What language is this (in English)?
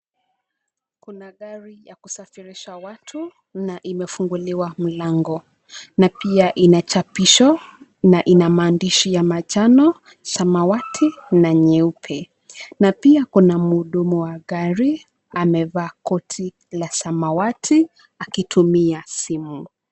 Swahili